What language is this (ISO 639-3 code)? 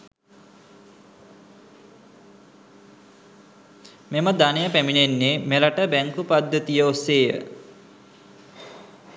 sin